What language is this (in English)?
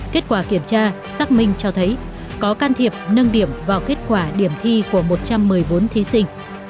Vietnamese